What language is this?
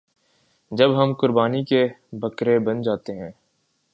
Urdu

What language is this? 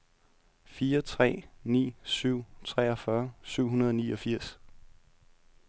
Danish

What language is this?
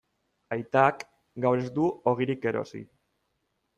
Basque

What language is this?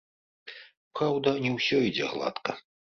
Belarusian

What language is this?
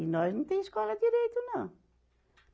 Portuguese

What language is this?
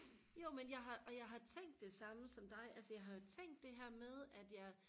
Danish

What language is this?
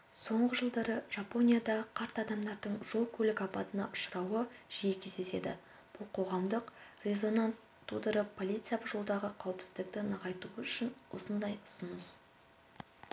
Kazakh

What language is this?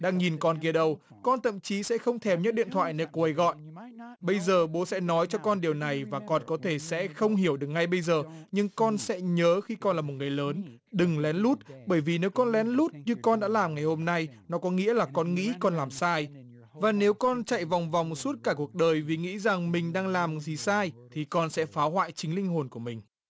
Vietnamese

